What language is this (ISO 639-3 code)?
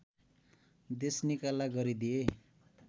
nep